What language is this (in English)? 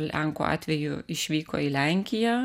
Lithuanian